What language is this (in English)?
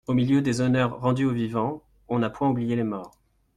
French